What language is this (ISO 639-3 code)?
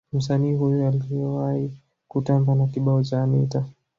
swa